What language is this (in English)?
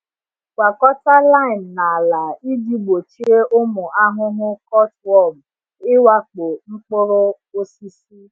Igbo